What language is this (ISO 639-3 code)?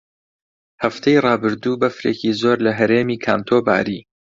ckb